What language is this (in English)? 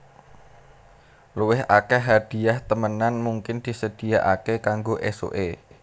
Javanese